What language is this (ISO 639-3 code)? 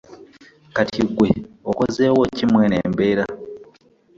lug